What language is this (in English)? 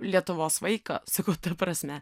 Lithuanian